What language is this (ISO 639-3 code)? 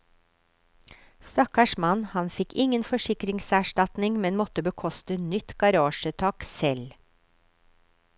nor